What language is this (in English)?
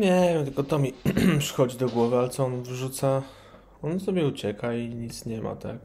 Polish